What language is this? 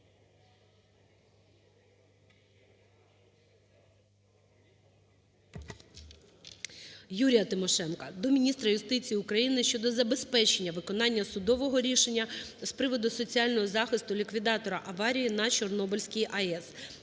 Ukrainian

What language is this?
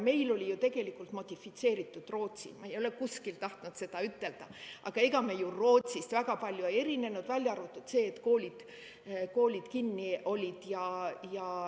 Estonian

